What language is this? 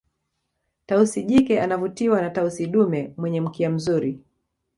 Swahili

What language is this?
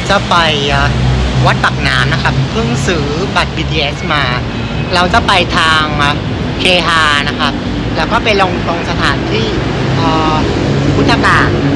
Thai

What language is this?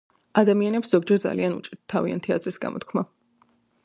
Georgian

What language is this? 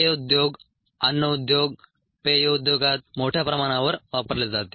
Marathi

